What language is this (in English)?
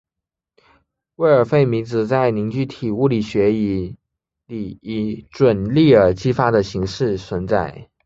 Chinese